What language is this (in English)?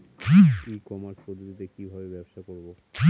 Bangla